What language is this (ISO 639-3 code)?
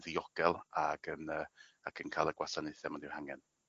cym